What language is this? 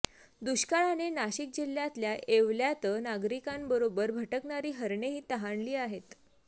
Marathi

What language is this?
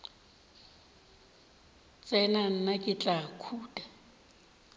Northern Sotho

